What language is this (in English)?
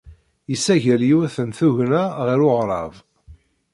Kabyle